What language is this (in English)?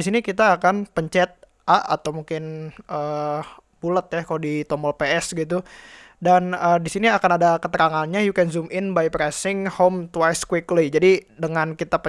Indonesian